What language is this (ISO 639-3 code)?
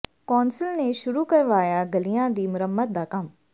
pan